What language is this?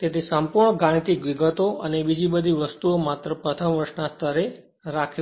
Gujarati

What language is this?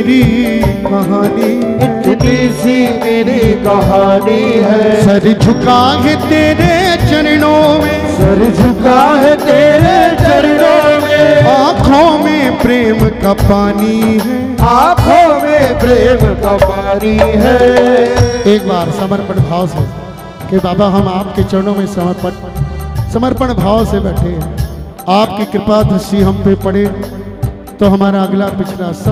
Hindi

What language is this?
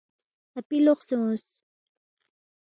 Balti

